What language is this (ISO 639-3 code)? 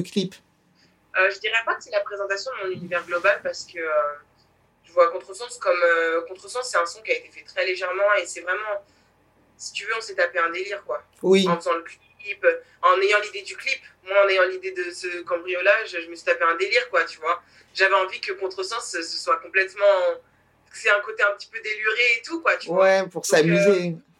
fra